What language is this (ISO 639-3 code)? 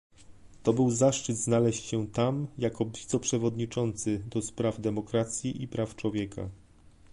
pol